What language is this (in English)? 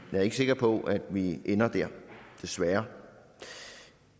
Danish